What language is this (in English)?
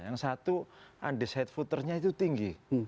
Indonesian